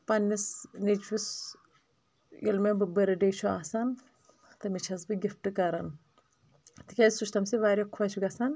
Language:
Kashmiri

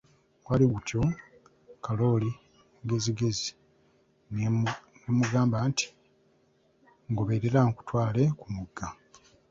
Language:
Ganda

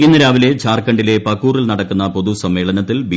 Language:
Malayalam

